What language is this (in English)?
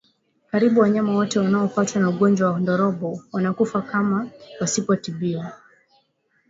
Swahili